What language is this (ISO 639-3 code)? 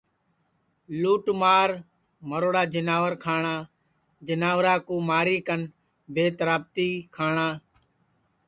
ssi